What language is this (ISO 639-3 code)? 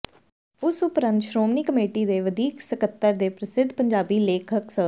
pan